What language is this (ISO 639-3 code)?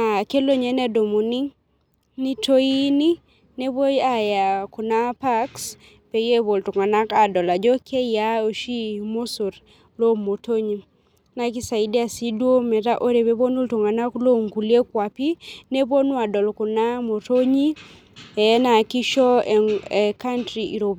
mas